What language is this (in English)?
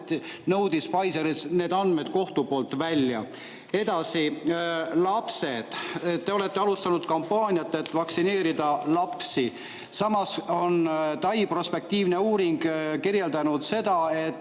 Estonian